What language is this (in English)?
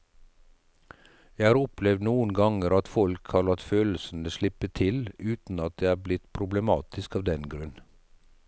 Norwegian